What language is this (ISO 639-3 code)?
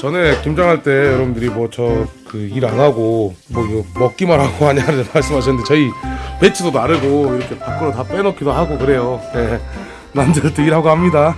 kor